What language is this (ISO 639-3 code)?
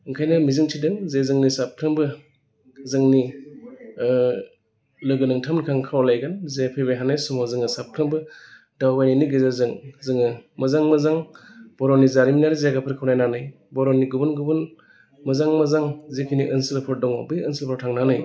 brx